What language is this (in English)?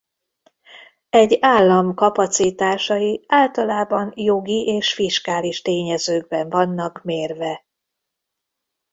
Hungarian